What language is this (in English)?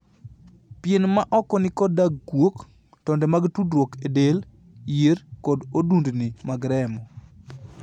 Luo (Kenya and Tanzania)